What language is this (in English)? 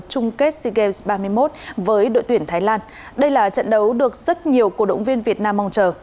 Vietnamese